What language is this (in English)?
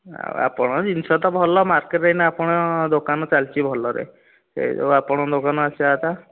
Odia